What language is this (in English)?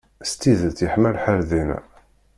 Kabyle